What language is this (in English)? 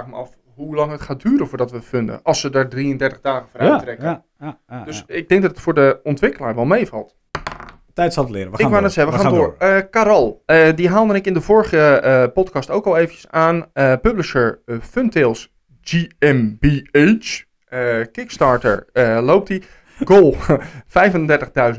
Dutch